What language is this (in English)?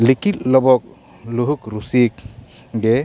Santali